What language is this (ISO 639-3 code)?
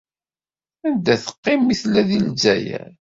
kab